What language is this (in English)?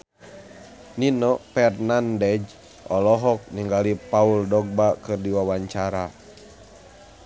Sundanese